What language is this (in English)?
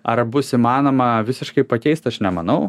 Lithuanian